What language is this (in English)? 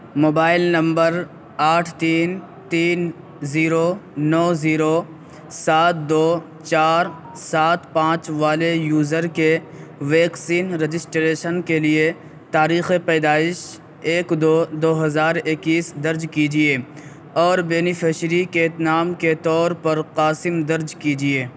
Urdu